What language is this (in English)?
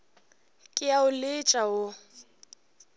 Northern Sotho